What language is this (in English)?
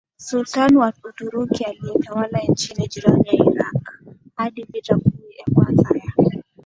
Swahili